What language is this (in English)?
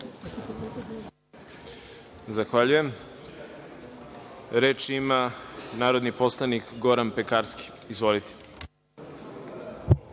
Serbian